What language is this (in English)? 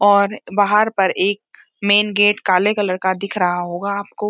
Hindi